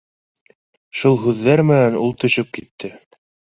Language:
Bashkir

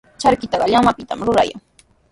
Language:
Sihuas Ancash Quechua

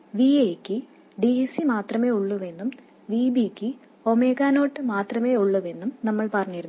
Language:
Malayalam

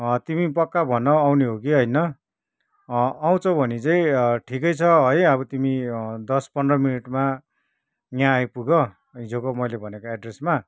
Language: Nepali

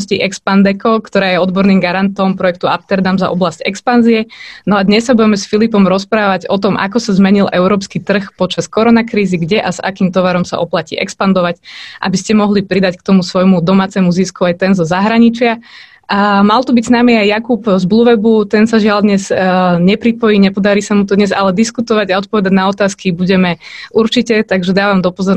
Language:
Slovak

